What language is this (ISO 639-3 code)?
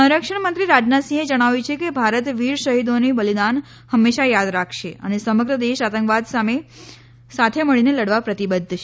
guj